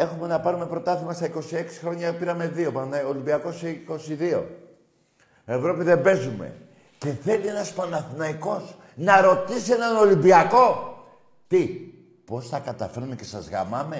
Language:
Greek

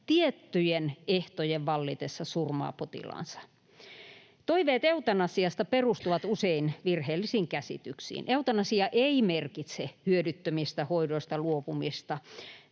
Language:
Finnish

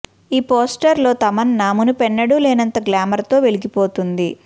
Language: Telugu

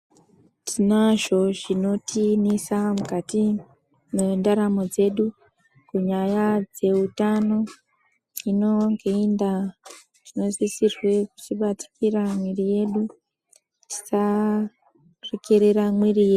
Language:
Ndau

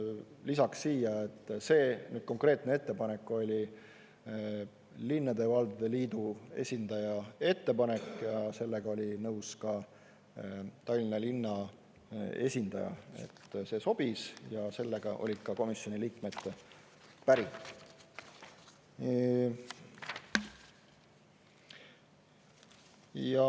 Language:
Estonian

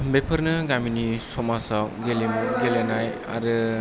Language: Bodo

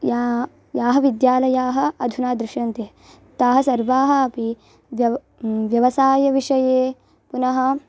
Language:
Sanskrit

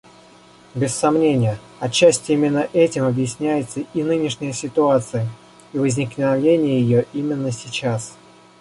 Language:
Russian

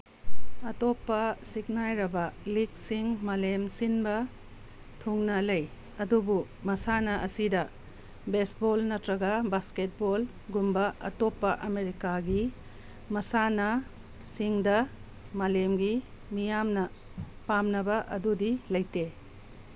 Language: Manipuri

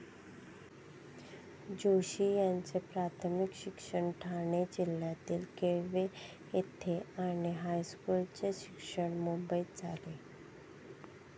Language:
Marathi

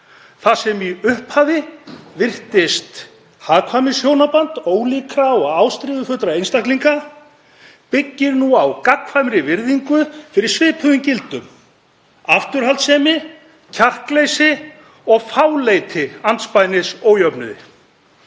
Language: Icelandic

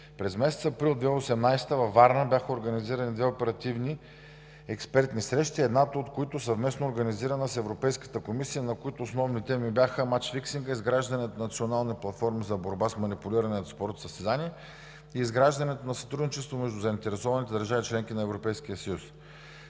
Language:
Bulgarian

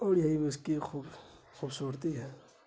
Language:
Urdu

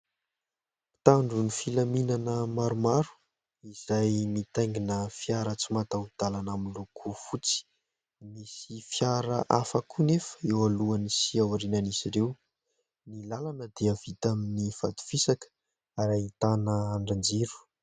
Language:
Malagasy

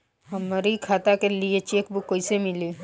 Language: Bhojpuri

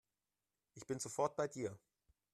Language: German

